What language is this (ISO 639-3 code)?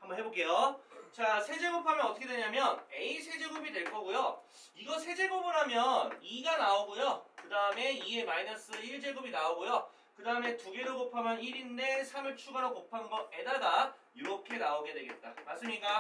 kor